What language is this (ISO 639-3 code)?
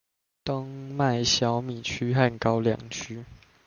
zho